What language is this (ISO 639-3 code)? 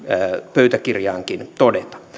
fin